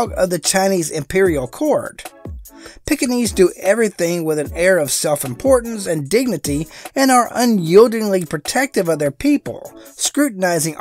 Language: English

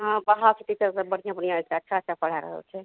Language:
Maithili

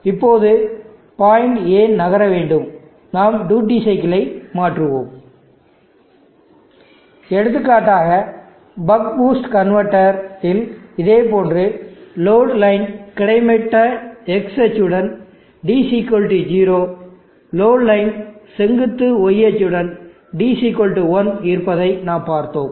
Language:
Tamil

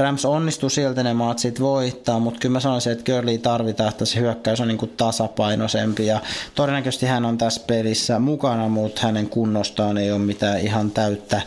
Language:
Finnish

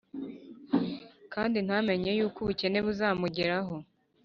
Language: Kinyarwanda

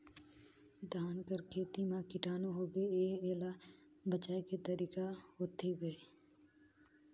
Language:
Chhattisgarhi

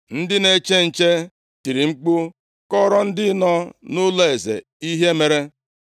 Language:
Igbo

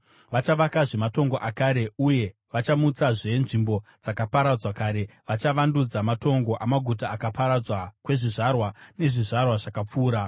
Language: Shona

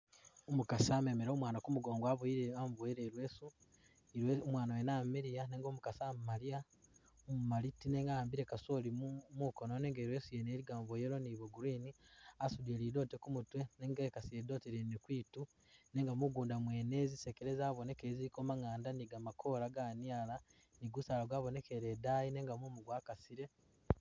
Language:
Masaaba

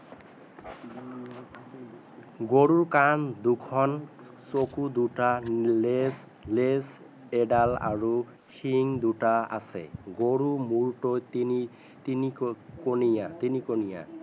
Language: Assamese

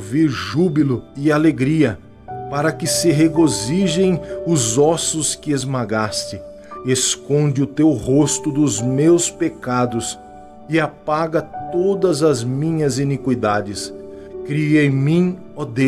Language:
Portuguese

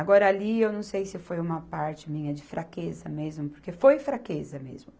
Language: Portuguese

